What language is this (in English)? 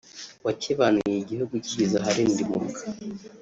Kinyarwanda